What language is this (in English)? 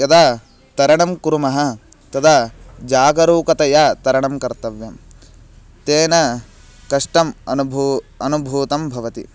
Sanskrit